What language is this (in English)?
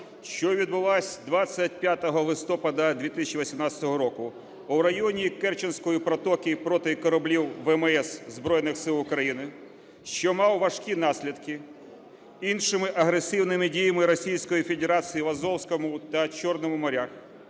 Ukrainian